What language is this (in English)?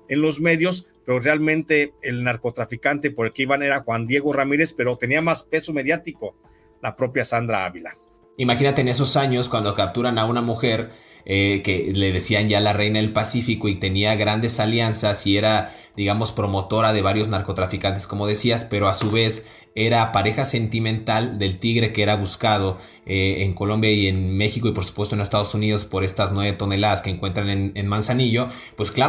Spanish